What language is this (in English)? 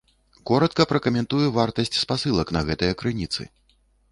Belarusian